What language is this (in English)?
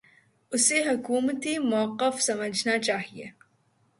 Urdu